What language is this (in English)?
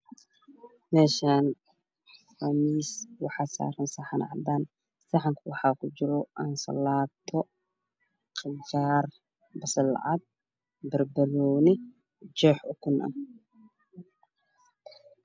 Somali